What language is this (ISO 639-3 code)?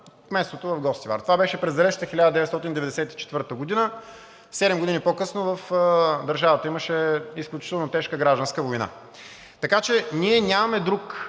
bul